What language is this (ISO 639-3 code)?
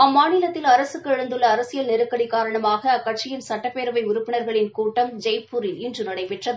tam